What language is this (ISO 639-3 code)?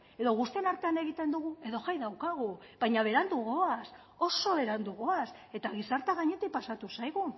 eus